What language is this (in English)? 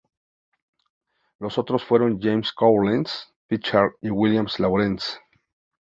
Spanish